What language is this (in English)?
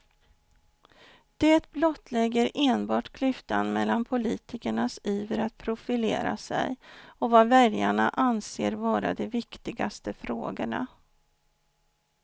Swedish